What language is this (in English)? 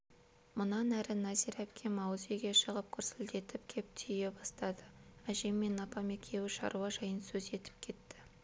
Kazakh